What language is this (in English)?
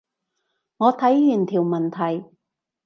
Cantonese